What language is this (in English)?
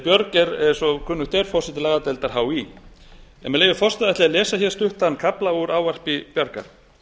Icelandic